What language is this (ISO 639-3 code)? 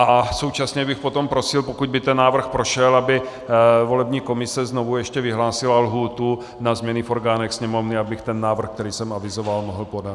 ces